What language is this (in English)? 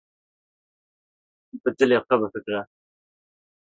Kurdish